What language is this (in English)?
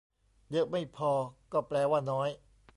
Thai